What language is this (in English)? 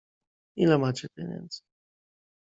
Polish